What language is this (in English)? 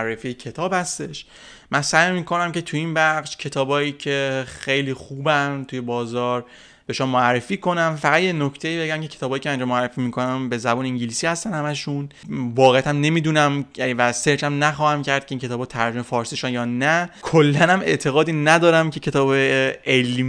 Persian